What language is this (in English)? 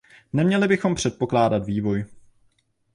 Czech